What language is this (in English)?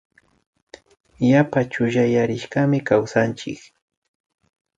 Imbabura Highland Quichua